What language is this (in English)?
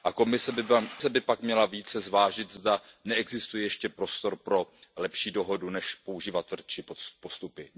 Czech